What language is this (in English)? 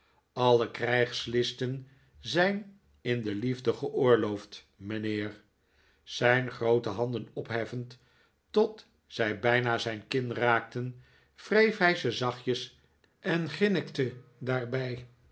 Dutch